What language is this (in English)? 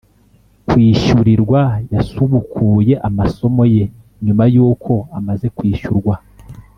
Kinyarwanda